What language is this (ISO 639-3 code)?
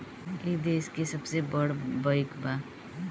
bho